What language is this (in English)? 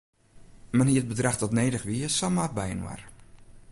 Western Frisian